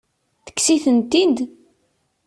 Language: Kabyle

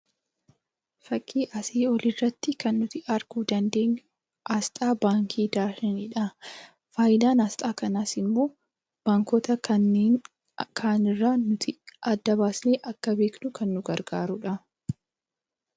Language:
Oromo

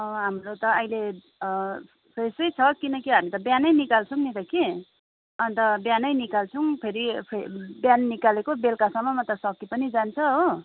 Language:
Nepali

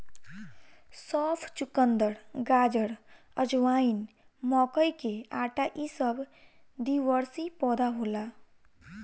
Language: Bhojpuri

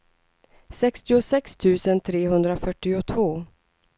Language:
Swedish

